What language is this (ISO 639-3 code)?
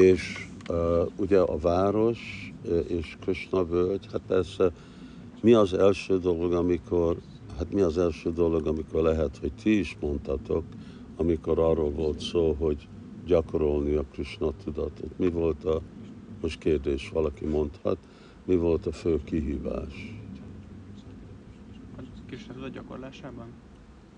hun